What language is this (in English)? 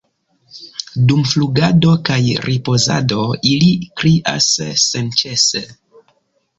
Esperanto